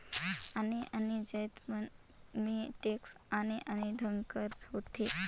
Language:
Chhattisgarhi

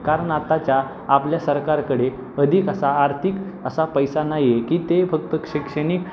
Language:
Marathi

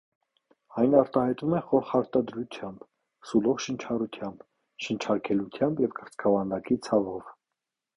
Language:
Armenian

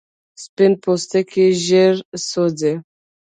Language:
Pashto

